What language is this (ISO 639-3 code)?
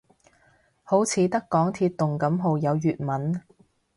yue